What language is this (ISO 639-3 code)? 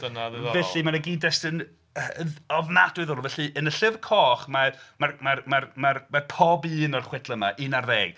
cym